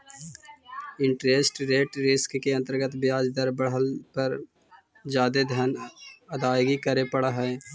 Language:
Magahi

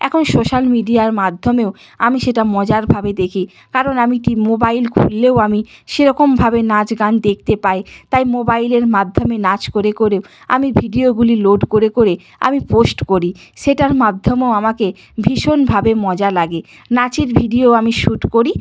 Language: Bangla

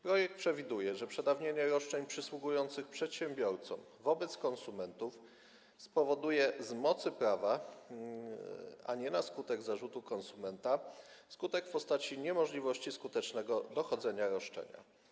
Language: Polish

